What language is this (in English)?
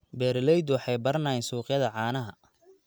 Somali